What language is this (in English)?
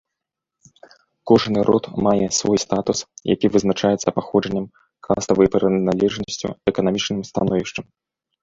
Belarusian